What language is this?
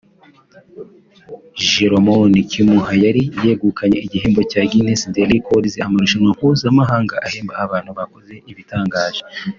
Kinyarwanda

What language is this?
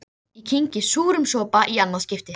Icelandic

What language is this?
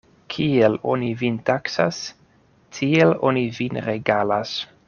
Esperanto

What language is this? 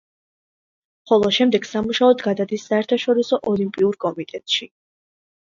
Georgian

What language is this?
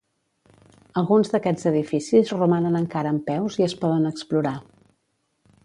Catalan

